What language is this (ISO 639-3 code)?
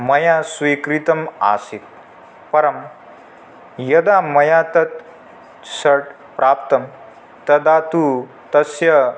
san